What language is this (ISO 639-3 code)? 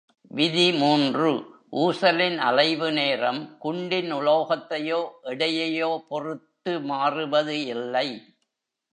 tam